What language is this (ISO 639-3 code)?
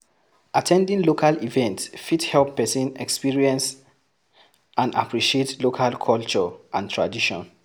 pcm